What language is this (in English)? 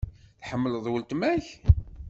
Kabyle